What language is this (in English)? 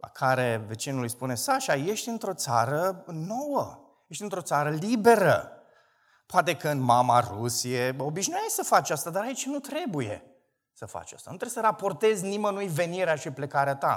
Romanian